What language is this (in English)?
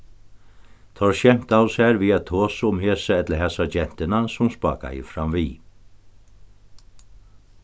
Faroese